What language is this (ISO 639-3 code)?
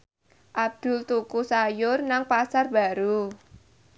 jav